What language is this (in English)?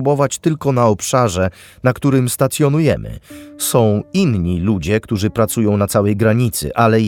Polish